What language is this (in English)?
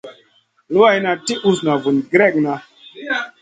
Masana